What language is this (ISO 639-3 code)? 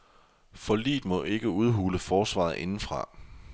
dan